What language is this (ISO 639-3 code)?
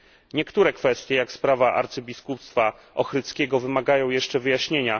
pol